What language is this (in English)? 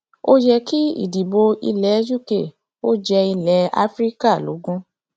Yoruba